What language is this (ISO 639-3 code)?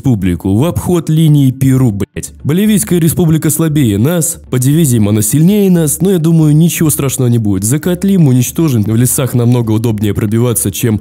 rus